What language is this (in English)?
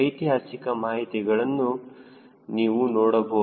Kannada